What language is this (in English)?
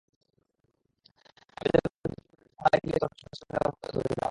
Bangla